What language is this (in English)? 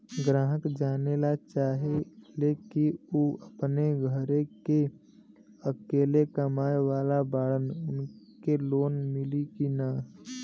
Bhojpuri